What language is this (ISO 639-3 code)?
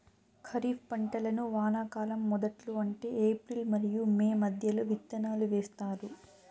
tel